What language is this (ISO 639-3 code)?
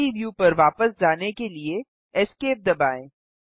hin